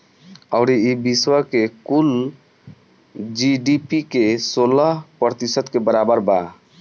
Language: Bhojpuri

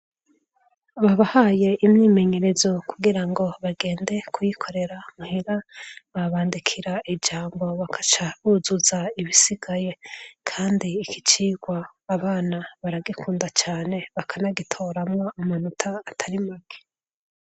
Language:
Rundi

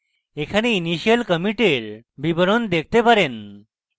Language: Bangla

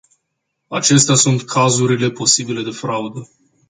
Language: Romanian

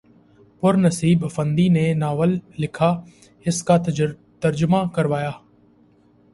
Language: Urdu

